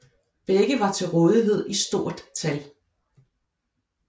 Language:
Danish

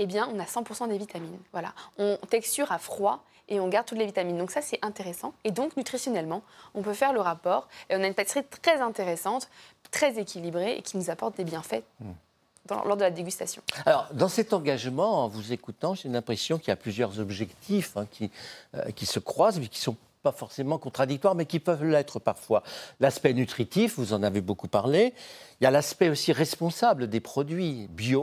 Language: French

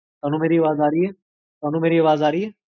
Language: Punjabi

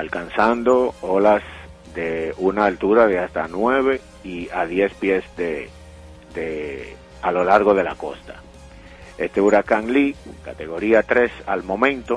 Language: Spanish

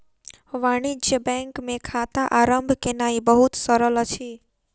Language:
Maithili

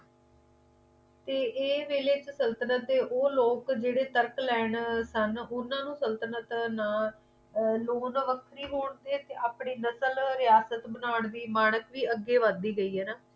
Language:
Punjabi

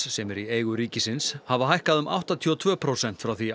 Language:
Icelandic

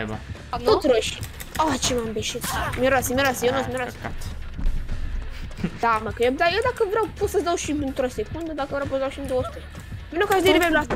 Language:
Romanian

